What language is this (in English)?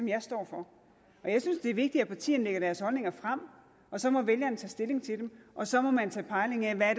Danish